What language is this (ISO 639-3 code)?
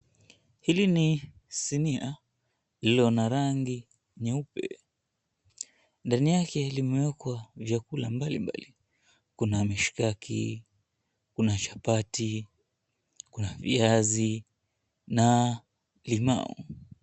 swa